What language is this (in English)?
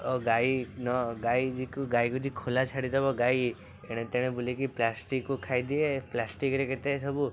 Odia